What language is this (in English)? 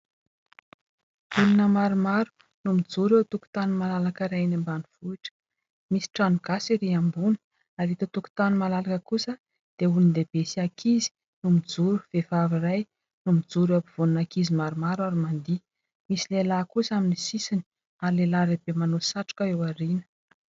Malagasy